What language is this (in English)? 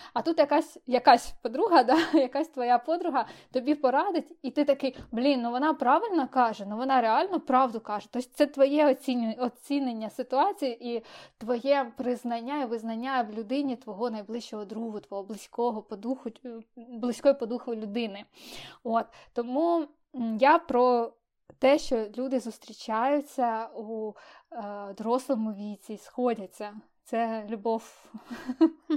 Ukrainian